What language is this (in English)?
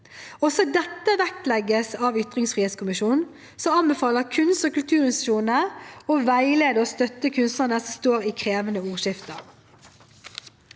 Norwegian